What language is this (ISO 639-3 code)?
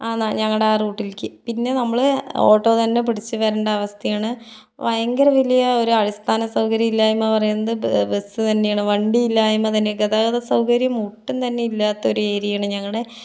mal